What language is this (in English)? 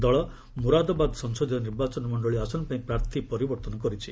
Odia